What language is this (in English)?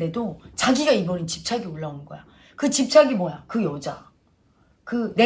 Korean